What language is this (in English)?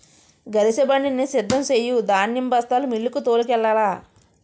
Telugu